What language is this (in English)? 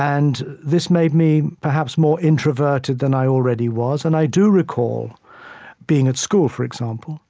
English